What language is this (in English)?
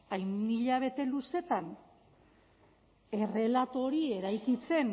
Basque